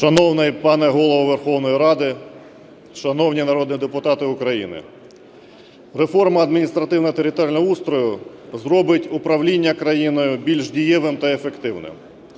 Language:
Ukrainian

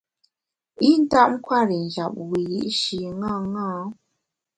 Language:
Bamun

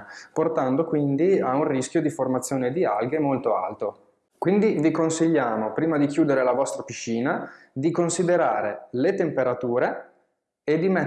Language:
Italian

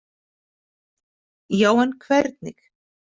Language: Icelandic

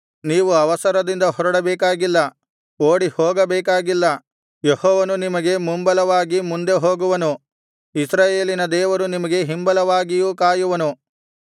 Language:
Kannada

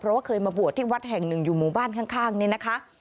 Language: Thai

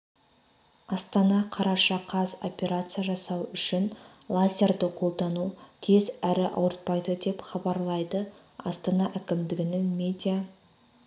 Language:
Kazakh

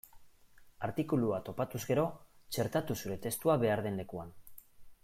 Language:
Basque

